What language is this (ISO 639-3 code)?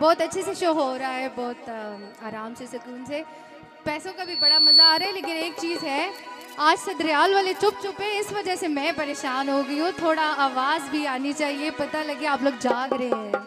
hin